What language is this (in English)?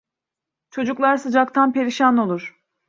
Turkish